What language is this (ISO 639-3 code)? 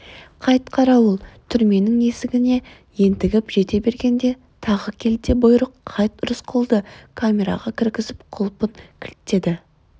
kaz